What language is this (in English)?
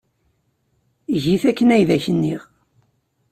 Kabyle